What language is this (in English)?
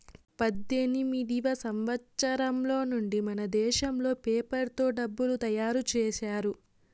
Telugu